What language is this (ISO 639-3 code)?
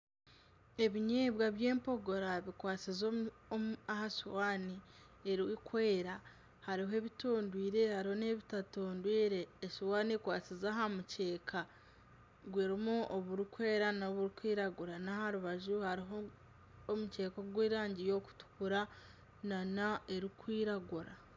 nyn